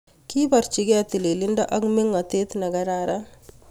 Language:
Kalenjin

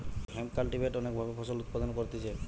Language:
Bangla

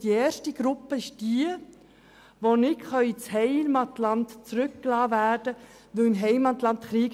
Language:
Swiss German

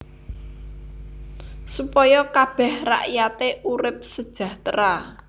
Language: Javanese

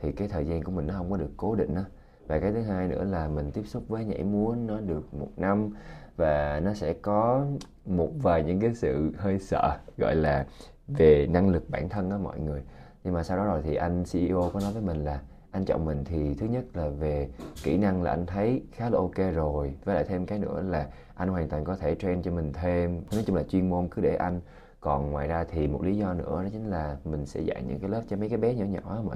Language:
Vietnamese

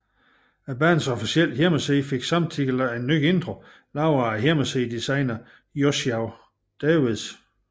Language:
Danish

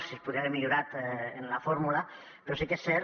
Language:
Catalan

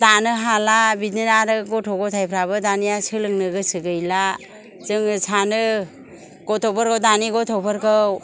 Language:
Bodo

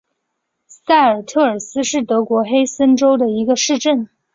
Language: Chinese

